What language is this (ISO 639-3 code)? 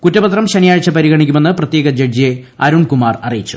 mal